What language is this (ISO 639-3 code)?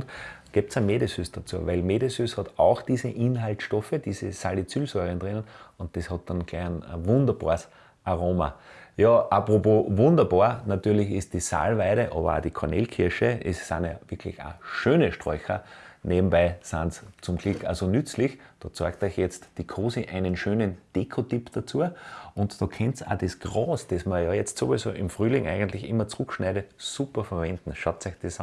deu